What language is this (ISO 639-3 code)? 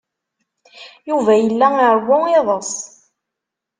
kab